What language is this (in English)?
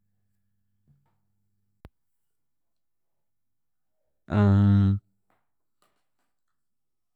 Chiga